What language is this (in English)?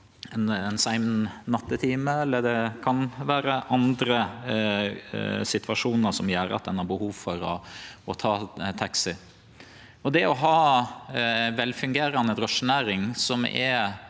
Norwegian